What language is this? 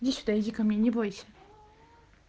Russian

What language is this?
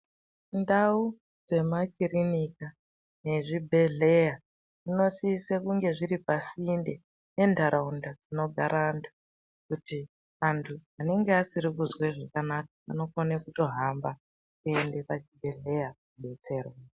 Ndau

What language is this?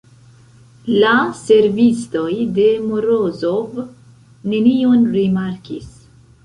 Esperanto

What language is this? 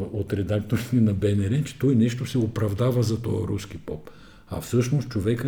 Bulgarian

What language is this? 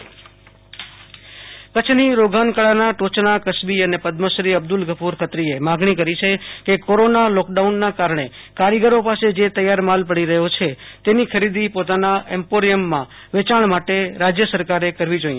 Gujarati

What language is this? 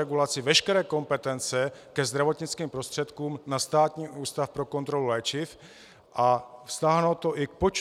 Czech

